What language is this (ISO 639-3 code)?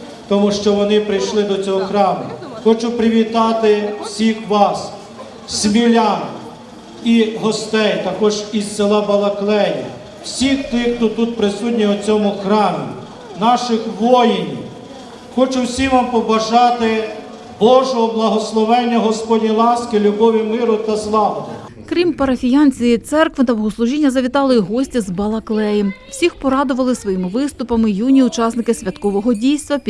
ukr